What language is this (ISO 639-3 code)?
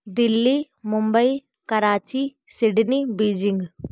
hin